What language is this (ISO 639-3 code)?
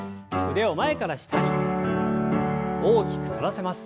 jpn